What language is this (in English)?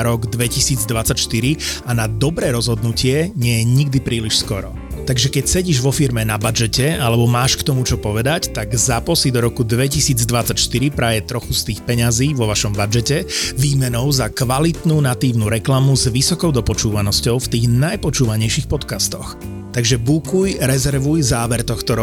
Slovak